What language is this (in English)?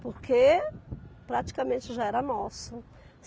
Portuguese